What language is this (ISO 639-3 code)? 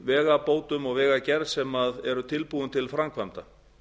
isl